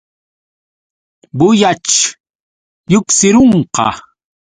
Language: Yauyos Quechua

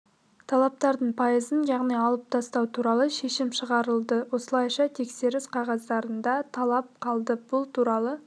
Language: Kazakh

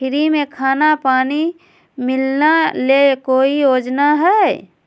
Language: Magahi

